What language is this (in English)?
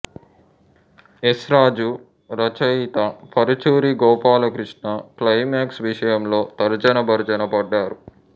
Telugu